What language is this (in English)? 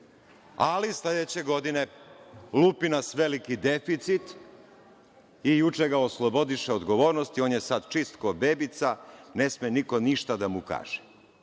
Serbian